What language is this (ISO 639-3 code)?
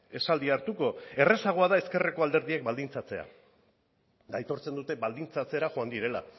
eus